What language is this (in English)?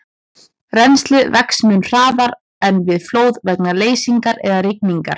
Icelandic